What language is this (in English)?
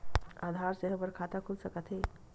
Chhattisgarhi